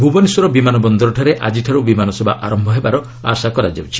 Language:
Odia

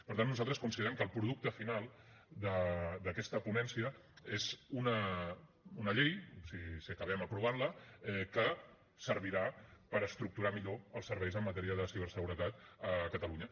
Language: Catalan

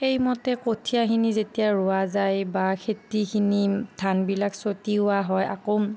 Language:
Assamese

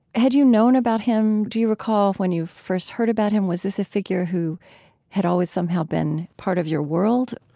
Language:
English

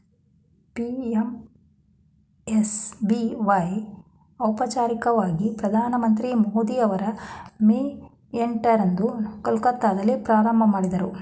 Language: Kannada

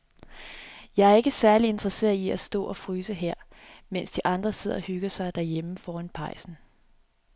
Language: Danish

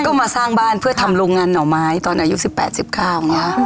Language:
Thai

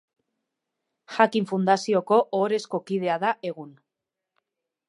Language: Basque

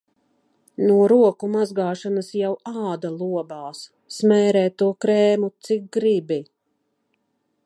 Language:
Latvian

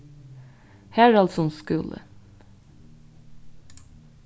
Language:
Faroese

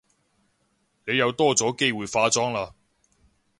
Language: Cantonese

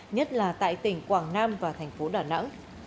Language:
Vietnamese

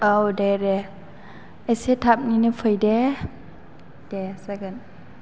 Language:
Bodo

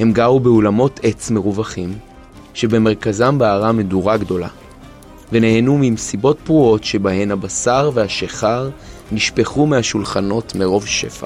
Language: Hebrew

